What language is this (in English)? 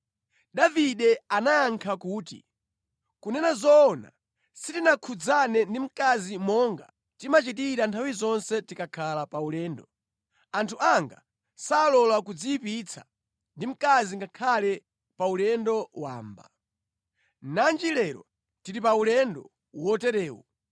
Nyanja